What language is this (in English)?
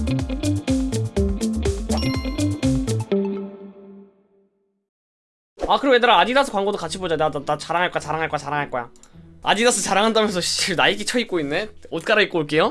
Korean